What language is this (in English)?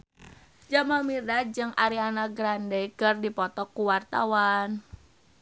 Sundanese